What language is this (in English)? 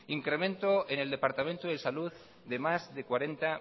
Spanish